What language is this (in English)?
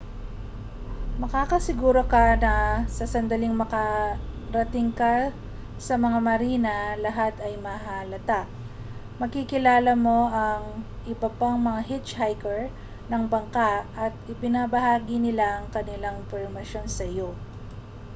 Filipino